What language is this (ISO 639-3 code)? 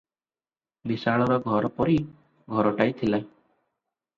ori